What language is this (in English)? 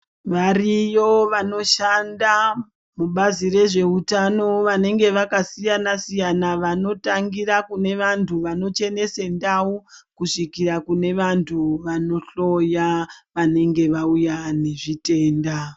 Ndau